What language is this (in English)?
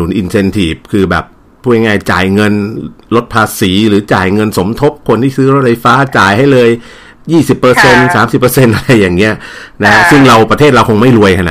Thai